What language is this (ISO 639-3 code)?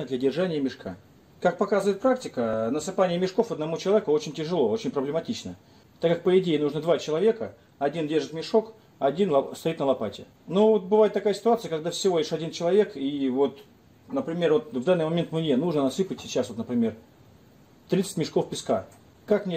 rus